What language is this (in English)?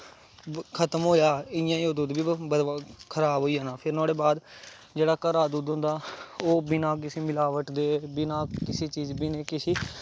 Dogri